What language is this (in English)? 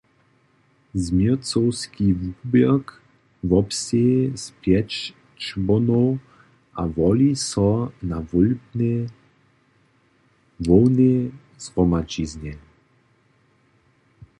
Upper Sorbian